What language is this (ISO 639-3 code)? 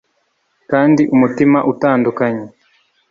kin